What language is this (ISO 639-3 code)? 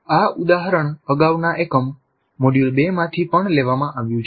guj